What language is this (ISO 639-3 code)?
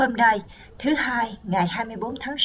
vie